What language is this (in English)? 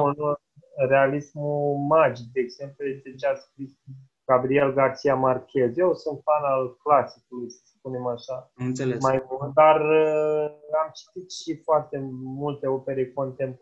Romanian